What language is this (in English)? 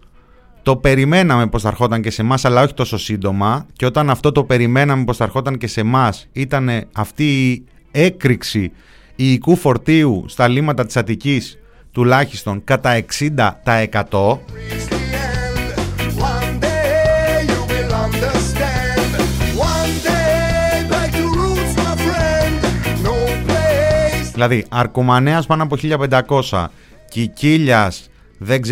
Greek